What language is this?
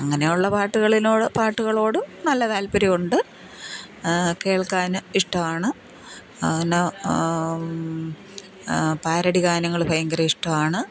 Malayalam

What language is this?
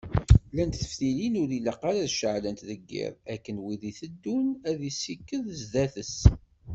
Kabyle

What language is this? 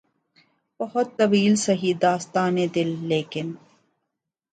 Urdu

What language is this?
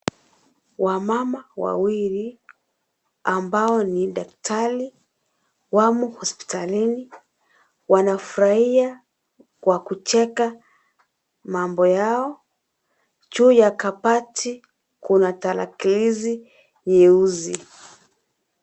Swahili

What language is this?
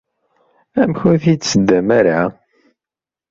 Kabyle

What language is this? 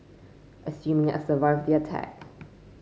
English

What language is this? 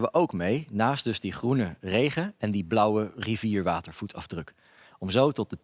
Dutch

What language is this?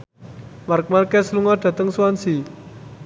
Javanese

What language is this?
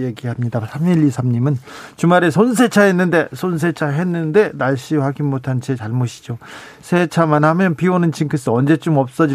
Korean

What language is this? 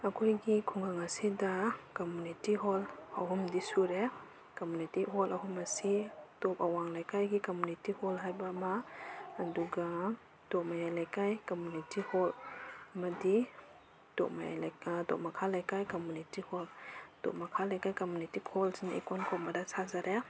Manipuri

